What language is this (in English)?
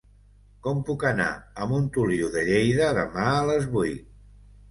Catalan